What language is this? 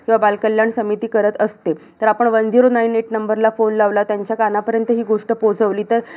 Marathi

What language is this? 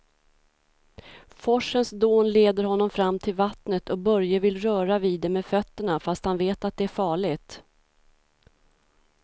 Swedish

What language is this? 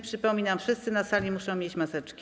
Polish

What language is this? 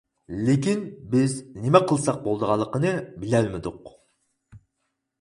Uyghur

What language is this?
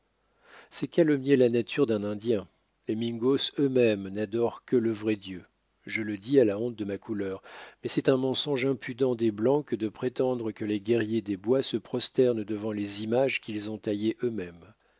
French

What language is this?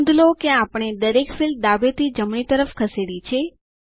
Gujarati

